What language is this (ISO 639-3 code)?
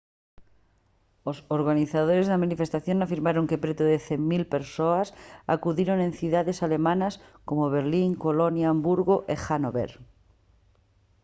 glg